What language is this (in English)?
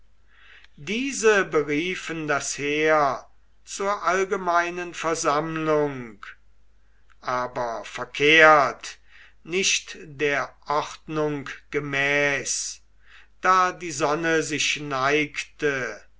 German